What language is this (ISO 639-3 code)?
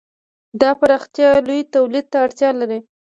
pus